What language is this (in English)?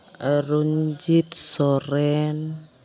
Santali